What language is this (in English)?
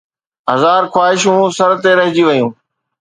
Sindhi